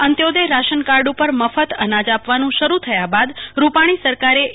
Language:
Gujarati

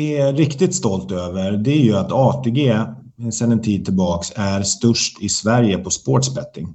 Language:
Swedish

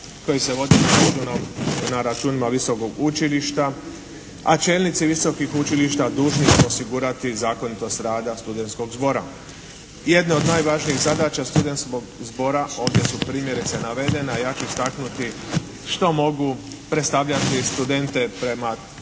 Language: Croatian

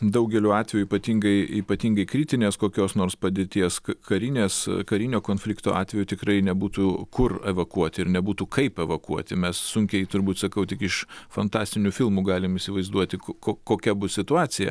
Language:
Lithuanian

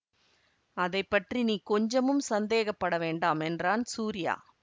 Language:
Tamil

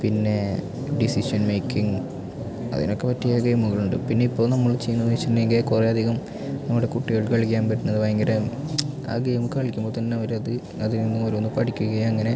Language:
Malayalam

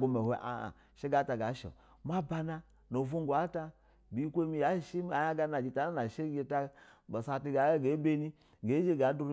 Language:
Basa (Nigeria)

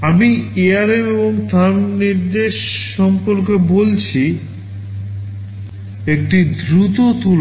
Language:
Bangla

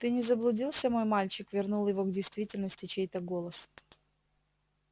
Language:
Russian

